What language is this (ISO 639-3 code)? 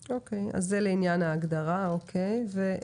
heb